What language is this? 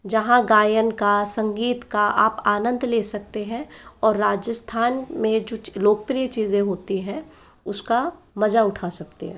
Hindi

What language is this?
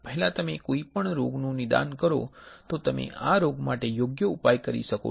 Gujarati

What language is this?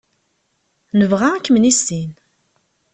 Kabyle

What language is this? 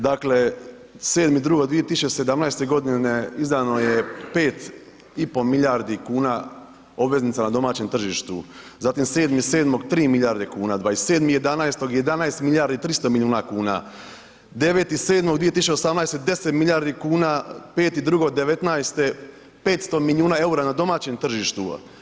Croatian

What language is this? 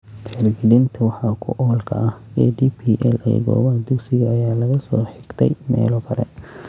Somali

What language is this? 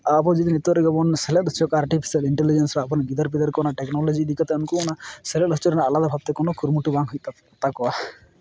Santali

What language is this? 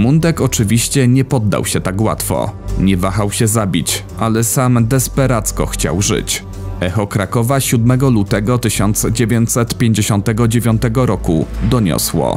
Polish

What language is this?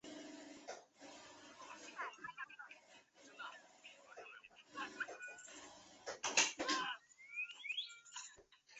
Chinese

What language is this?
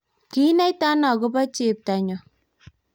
Kalenjin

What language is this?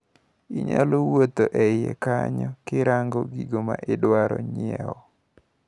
Luo (Kenya and Tanzania)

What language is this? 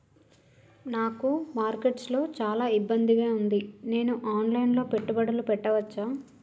Telugu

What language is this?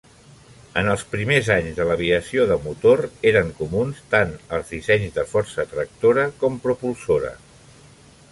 Catalan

